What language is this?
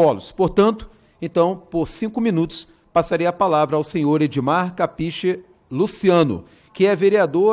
Portuguese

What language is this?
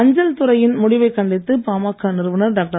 Tamil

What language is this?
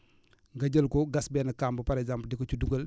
Wolof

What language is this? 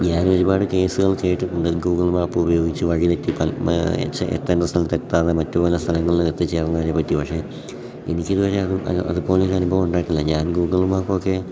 Malayalam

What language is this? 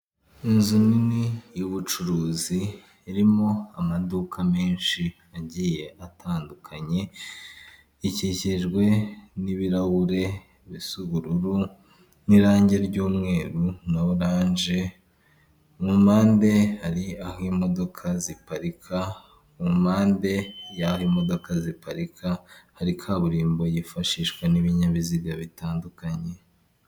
Kinyarwanda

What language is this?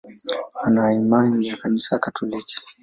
Swahili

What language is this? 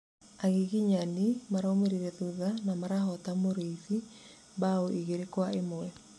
Kikuyu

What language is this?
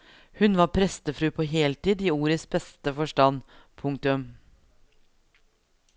Norwegian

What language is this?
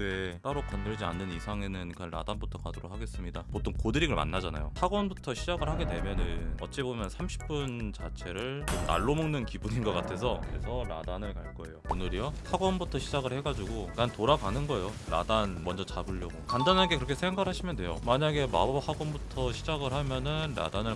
Korean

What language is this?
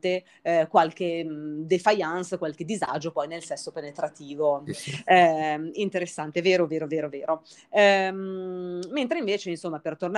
Italian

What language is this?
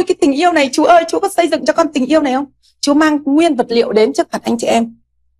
Vietnamese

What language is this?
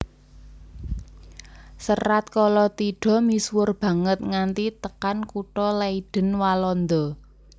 Javanese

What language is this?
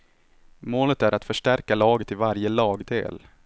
Swedish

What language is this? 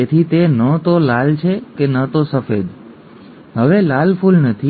Gujarati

